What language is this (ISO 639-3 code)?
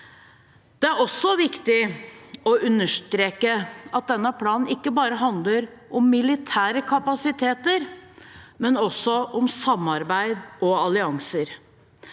nor